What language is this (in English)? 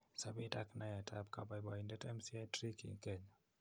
Kalenjin